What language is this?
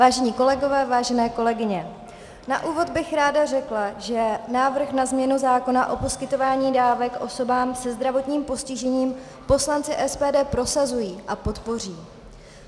Czech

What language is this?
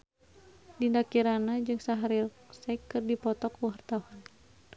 Sundanese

